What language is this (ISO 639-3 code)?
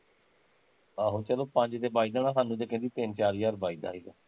pan